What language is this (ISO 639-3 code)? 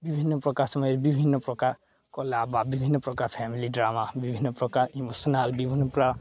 ori